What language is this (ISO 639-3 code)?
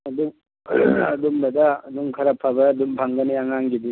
mni